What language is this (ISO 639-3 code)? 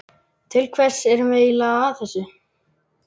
isl